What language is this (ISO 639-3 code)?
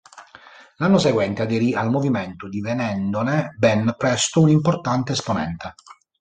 ita